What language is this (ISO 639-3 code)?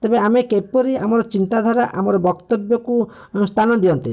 ori